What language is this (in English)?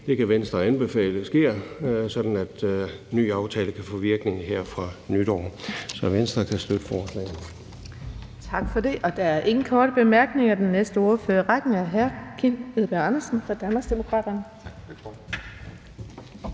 Danish